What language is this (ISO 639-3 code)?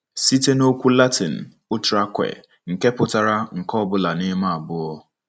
ibo